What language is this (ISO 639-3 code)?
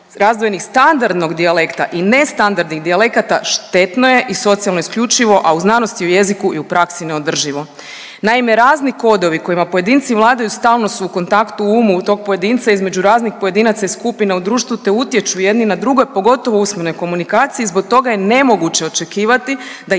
hrv